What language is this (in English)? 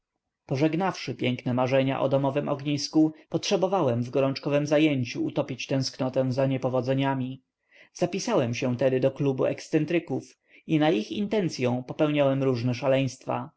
Polish